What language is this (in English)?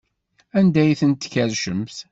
Kabyle